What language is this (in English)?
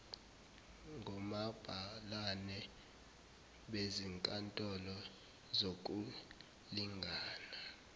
Zulu